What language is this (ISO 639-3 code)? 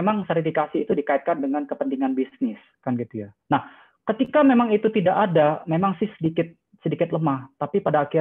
ind